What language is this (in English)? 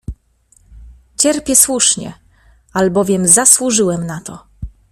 Polish